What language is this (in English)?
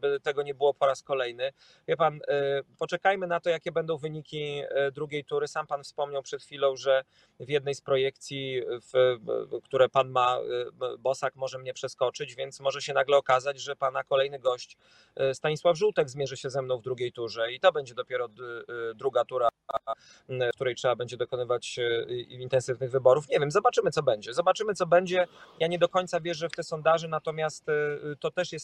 Polish